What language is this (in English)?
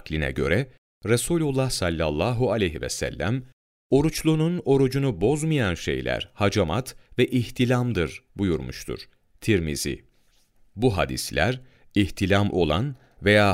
Turkish